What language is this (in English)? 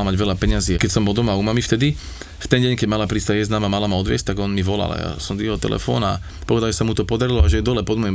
Slovak